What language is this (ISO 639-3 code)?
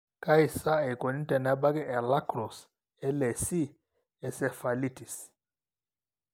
mas